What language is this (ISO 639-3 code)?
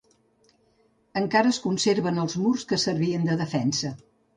cat